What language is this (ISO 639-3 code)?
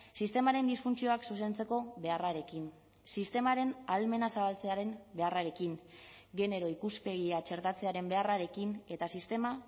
eus